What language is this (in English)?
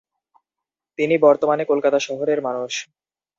Bangla